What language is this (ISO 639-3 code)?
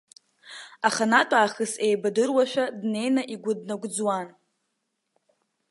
abk